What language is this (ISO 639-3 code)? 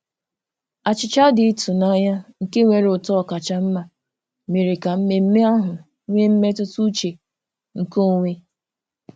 ibo